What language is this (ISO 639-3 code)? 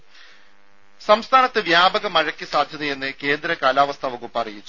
mal